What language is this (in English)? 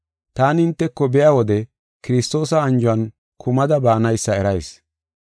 Gofa